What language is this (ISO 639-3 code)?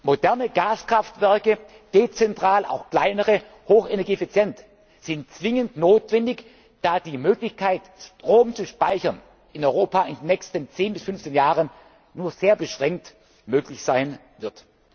deu